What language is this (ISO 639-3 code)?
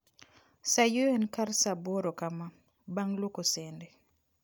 luo